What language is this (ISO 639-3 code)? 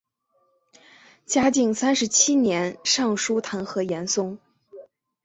zho